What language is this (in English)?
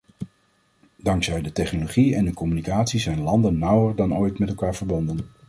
Dutch